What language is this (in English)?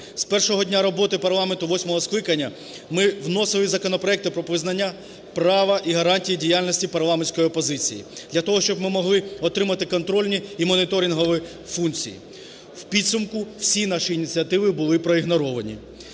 Ukrainian